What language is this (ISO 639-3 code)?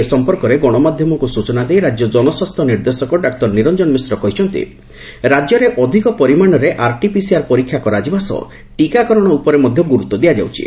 ori